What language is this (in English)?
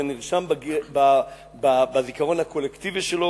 Hebrew